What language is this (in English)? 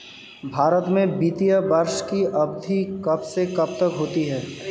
Hindi